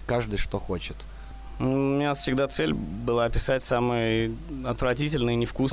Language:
Russian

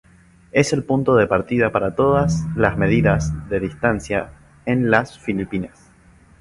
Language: Spanish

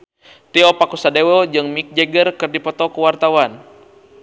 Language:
Sundanese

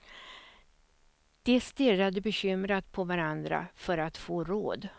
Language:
Swedish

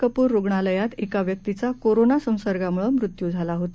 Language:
Marathi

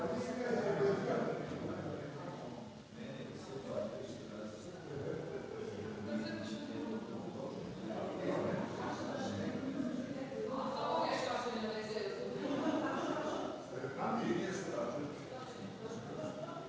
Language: Slovenian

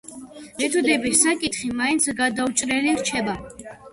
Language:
Georgian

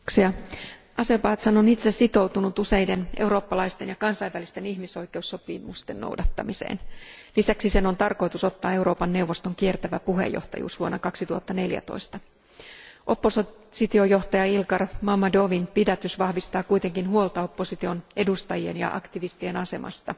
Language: Finnish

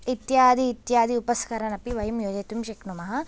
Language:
Sanskrit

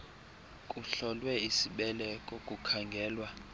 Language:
Xhosa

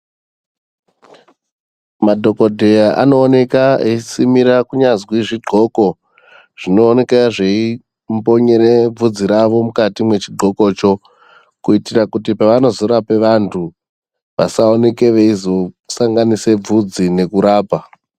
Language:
Ndau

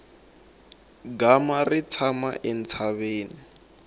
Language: Tsonga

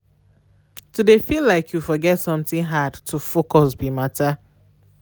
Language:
Nigerian Pidgin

